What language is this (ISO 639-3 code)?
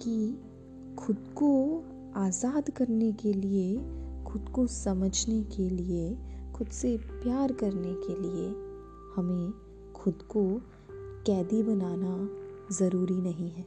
hin